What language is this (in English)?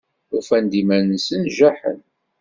Kabyle